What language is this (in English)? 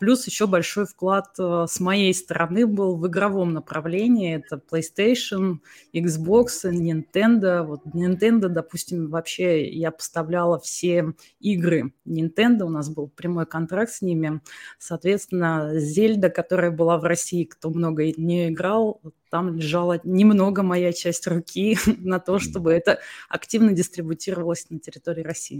Russian